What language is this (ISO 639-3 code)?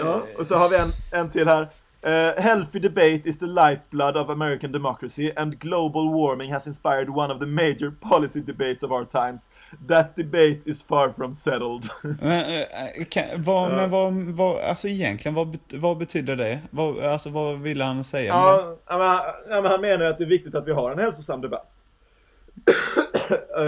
swe